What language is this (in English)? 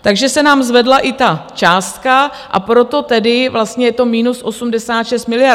Czech